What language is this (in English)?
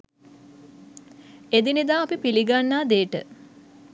Sinhala